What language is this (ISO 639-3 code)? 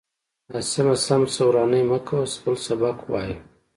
pus